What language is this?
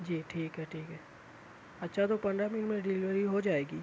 Urdu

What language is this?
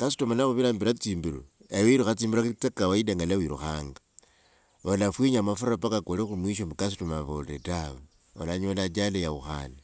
Wanga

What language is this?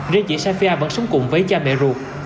Vietnamese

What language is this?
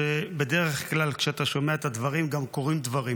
Hebrew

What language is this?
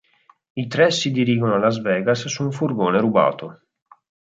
Italian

